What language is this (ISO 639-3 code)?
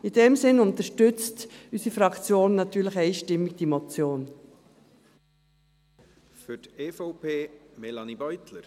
gsw